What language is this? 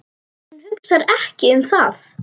Icelandic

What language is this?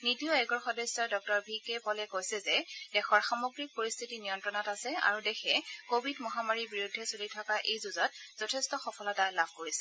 Assamese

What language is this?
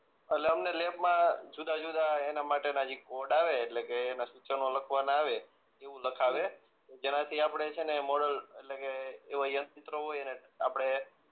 Gujarati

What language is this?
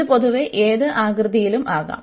Malayalam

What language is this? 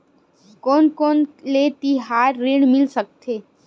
Chhattisgarhi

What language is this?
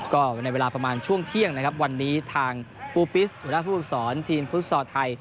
Thai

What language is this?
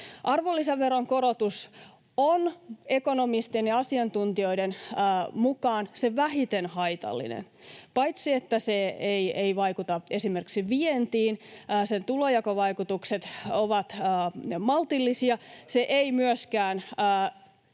Finnish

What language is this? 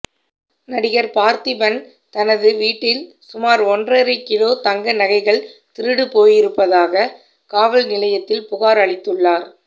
Tamil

